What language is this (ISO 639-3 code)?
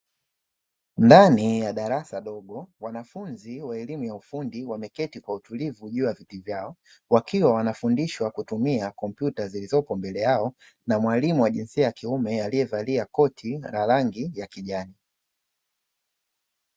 swa